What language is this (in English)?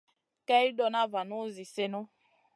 Masana